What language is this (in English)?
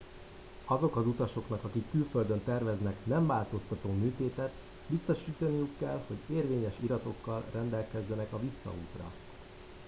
Hungarian